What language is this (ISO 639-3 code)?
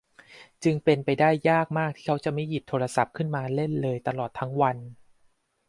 tha